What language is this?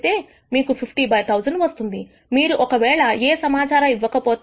Telugu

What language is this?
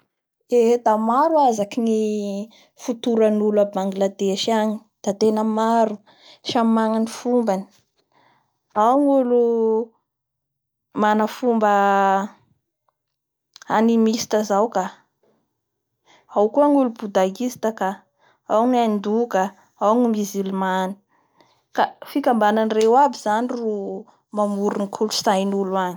Bara Malagasy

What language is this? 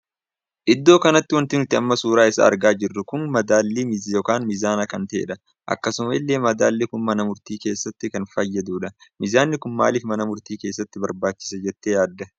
Oromo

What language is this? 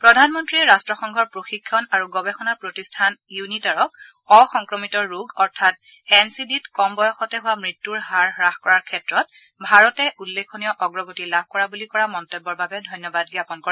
Assamese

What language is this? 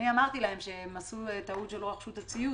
Hebrew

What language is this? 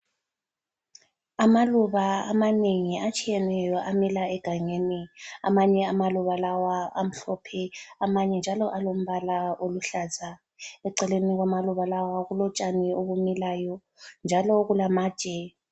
North Ndebele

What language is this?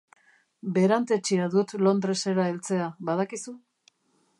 Basque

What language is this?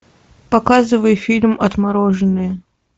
Russian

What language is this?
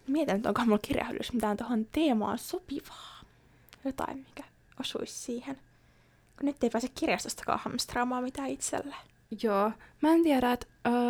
Finnish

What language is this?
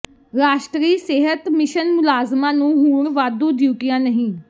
Punjabi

